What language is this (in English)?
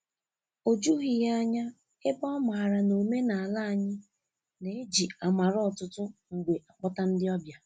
Igbo